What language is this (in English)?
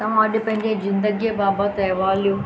Sindhi